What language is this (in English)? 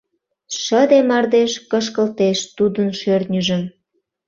Mari